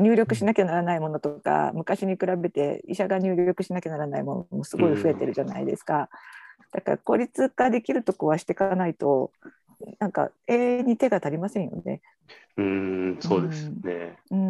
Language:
Japanese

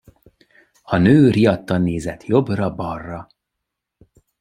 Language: Hungarian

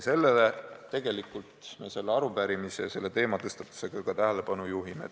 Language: Estonian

